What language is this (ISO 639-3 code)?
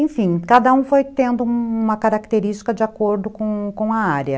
por